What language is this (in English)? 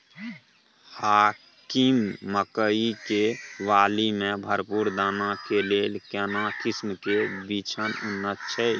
Maithili